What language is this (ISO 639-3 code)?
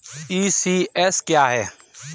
hin